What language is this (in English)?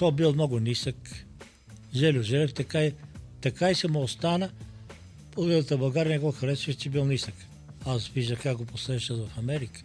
Bulgarian